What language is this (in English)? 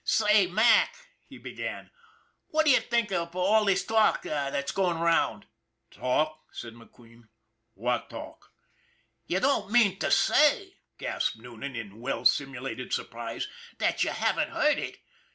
English